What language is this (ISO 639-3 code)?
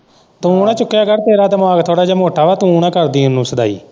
pan